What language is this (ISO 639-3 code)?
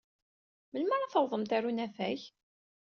kab